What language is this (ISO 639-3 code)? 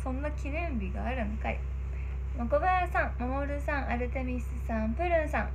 jpn